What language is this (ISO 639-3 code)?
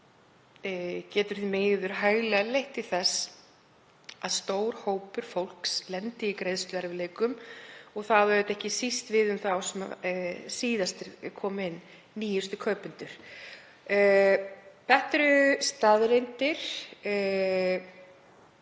isl